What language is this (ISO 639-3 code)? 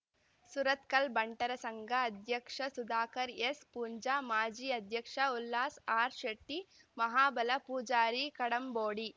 kan